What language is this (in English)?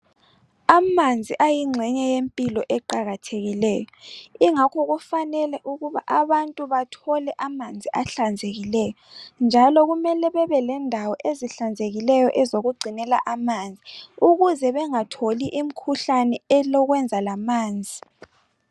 North Ndebele